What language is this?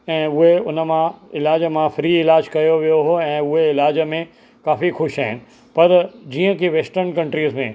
Sindhi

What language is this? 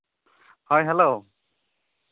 Santali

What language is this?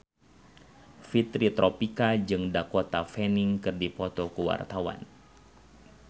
Sundanese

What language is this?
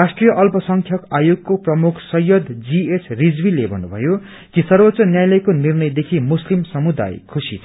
Nepali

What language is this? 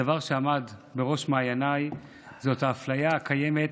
Hebrew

